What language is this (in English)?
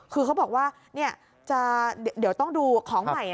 Thai